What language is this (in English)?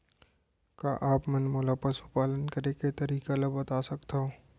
Chhattisgarhi